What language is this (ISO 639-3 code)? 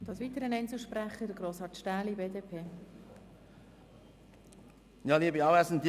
gsw